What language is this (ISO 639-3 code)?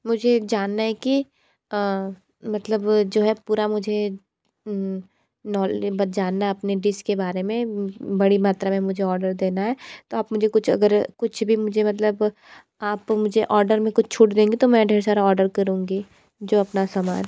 hin